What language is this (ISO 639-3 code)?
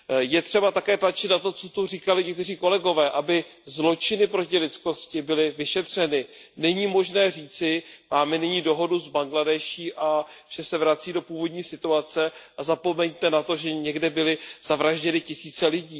ces